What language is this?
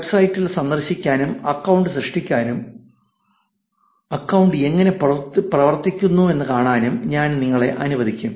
Malayalam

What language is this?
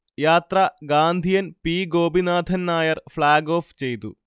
Malayalam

